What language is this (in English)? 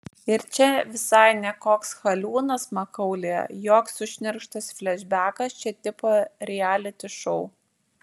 Lithuanian